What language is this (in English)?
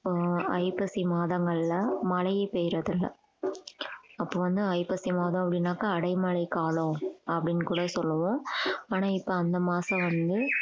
Tamil